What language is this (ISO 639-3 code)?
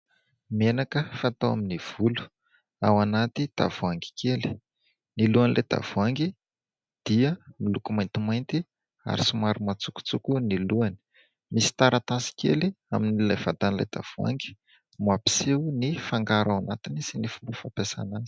mlg